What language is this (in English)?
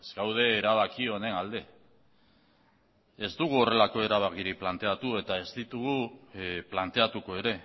Basque